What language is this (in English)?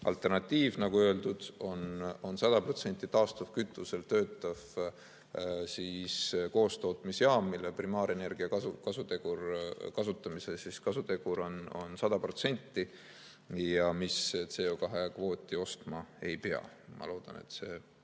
Estonian